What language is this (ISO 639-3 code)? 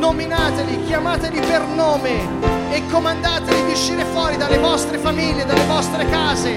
slk